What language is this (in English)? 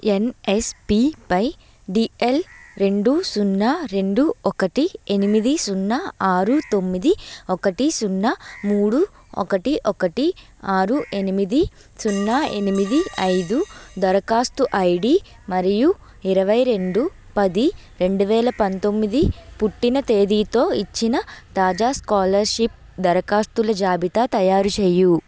Telugu